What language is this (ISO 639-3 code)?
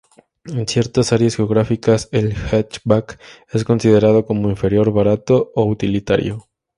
spa